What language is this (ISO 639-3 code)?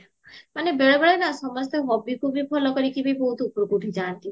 ori